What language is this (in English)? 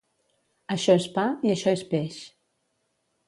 Catalan